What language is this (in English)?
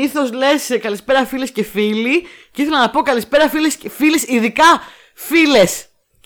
Greek